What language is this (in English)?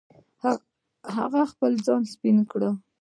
Pashto